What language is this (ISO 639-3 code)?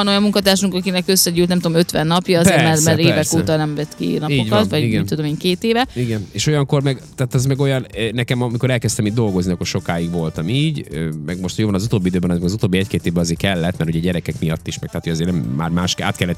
hun